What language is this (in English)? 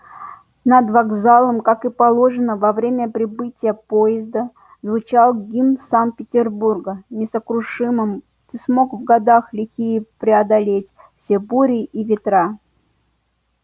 Russian